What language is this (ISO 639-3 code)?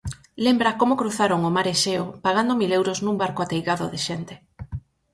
glg